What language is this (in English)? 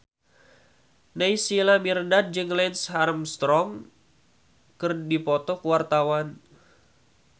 Sundanese